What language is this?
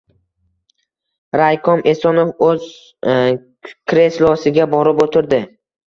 Uzbek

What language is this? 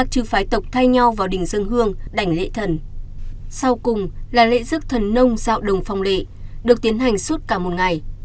Vietnamese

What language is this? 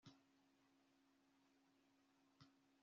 Kinyarwanda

